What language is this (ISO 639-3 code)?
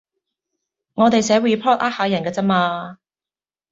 yue